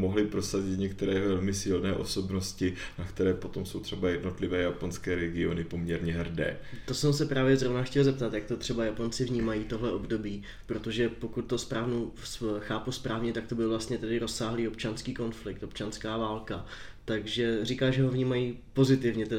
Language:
Czech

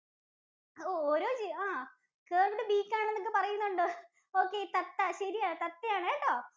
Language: Malayalam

